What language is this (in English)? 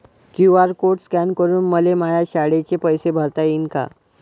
Marathi